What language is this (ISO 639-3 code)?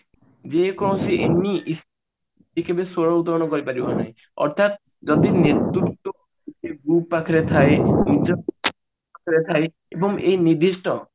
ori